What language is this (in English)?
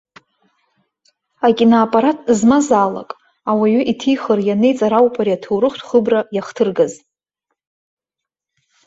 Abkhazian